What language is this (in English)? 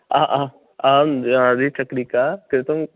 Sanskrit